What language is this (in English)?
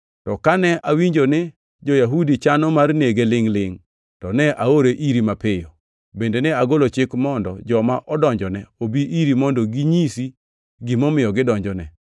Luo (Kenya and Tanzania)